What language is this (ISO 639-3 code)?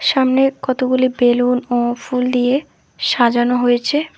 ben